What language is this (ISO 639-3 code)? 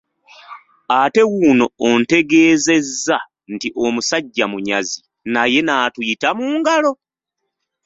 lug